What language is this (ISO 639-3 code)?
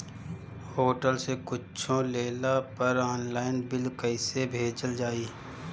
bho